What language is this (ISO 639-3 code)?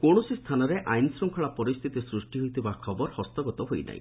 ori